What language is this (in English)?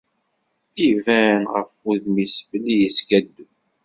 Kabyle